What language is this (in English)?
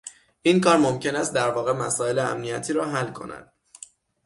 Persian